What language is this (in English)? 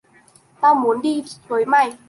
Vietnamese